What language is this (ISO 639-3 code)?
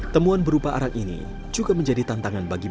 ind